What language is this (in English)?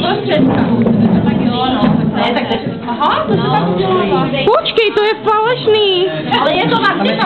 Czech